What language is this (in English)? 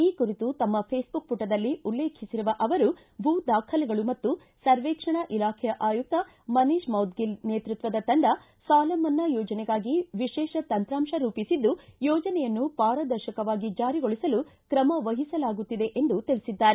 Kannada